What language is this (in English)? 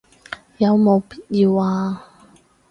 Cantonese